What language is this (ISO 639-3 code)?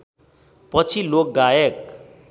nep